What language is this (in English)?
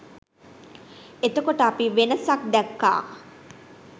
Sinhala